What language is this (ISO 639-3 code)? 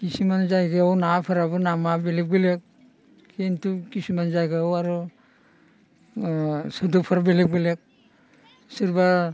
brx